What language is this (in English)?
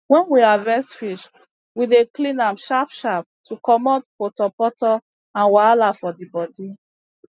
Nigerian Pidgin